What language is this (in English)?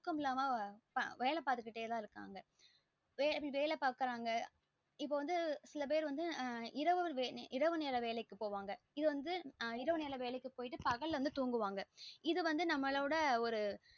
Tamil